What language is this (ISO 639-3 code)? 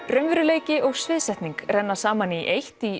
isl